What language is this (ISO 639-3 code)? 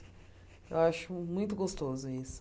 por